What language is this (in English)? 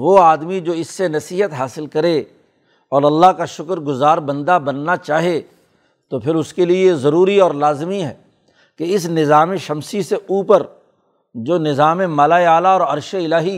Urdu